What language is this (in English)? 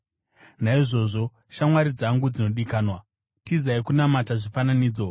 Shona